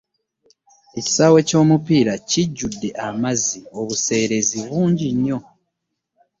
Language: Ganda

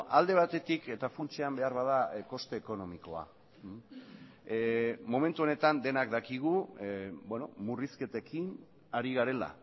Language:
Basque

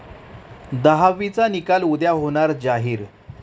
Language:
Marathi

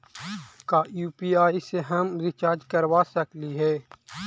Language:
Magahi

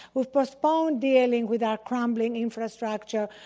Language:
English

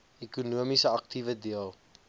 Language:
Afrikaans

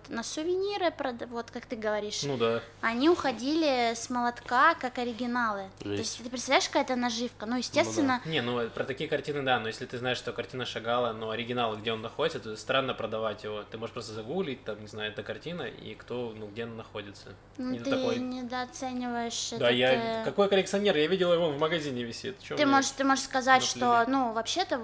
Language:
Russian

